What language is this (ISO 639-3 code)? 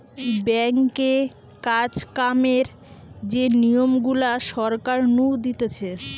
ben